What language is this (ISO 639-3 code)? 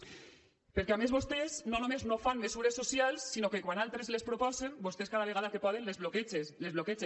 cat